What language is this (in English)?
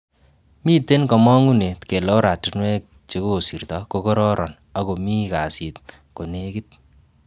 Kalenjin